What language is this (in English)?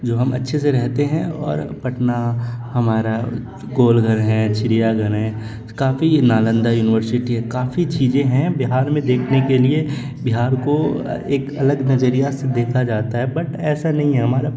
Urdu